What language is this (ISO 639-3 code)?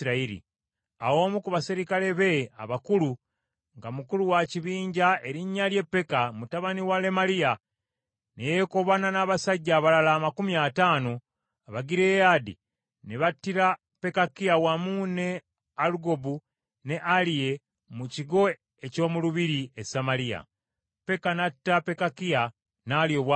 lug